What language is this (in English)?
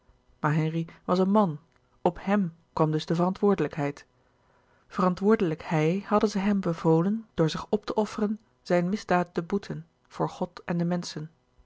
Dutch